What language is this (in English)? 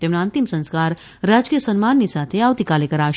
Gujarati